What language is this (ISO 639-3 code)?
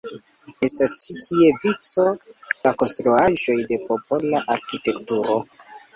epo